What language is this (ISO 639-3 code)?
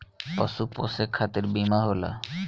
bho